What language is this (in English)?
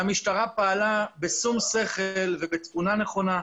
Hebrew